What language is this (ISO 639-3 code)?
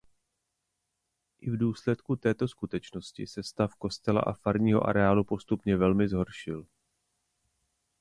ces